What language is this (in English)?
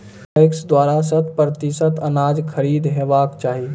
Maithili